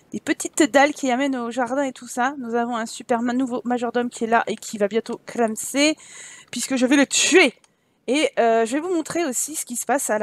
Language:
French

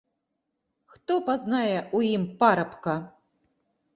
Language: Belarusian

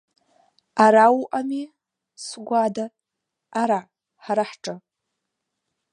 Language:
Abkhazian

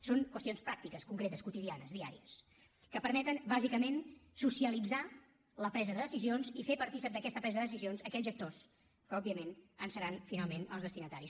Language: Catalan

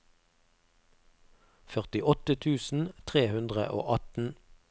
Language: Norwegian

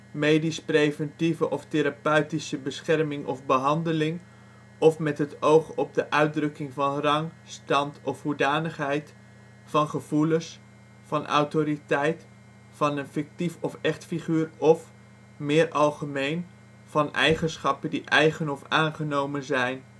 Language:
Dutch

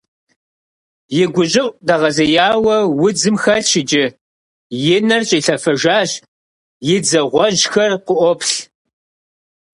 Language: Kabardian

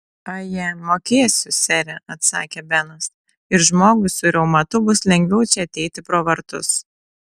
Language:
Lithuanian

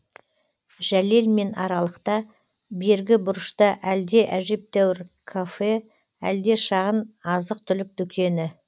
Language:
Kazakh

